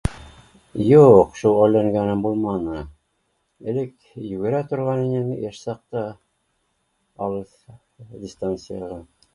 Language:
Bashkir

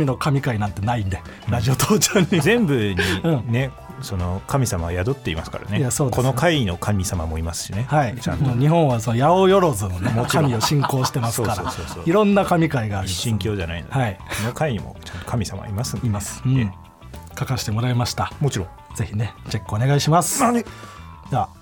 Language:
Japanese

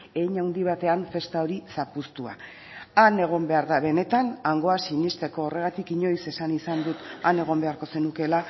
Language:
Basque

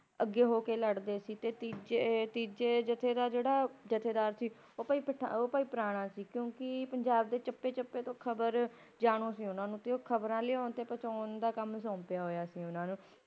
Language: Punjabi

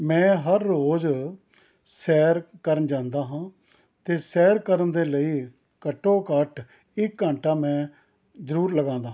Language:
Punjabi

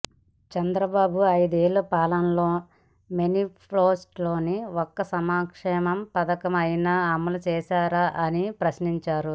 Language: Telugu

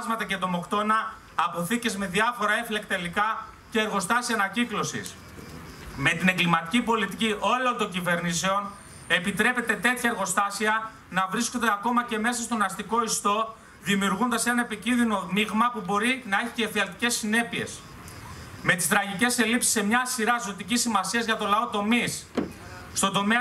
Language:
Greek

